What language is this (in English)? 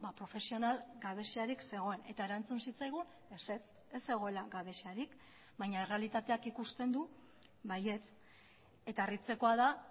Basque